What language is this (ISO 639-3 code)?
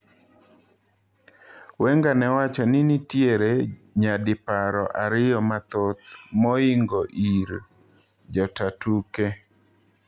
luo